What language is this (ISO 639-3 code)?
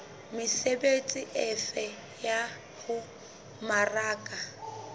sot